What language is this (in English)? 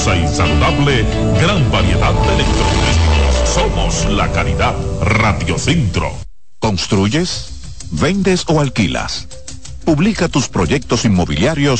Spanish